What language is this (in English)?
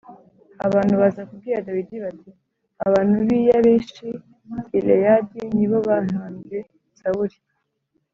Kinyarwanda